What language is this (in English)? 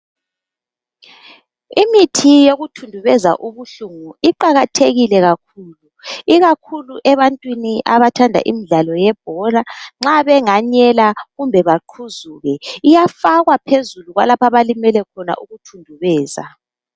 North Ndebele